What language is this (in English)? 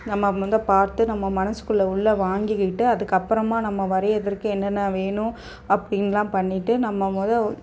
Tamil